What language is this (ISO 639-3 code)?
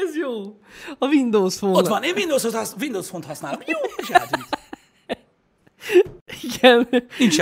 hun